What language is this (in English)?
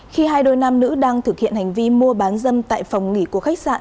Vietnamese